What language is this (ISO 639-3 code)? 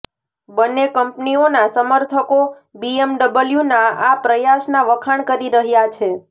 guj